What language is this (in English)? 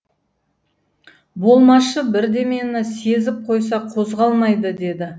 Kazakh